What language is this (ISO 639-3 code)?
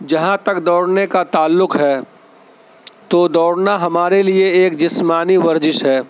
urd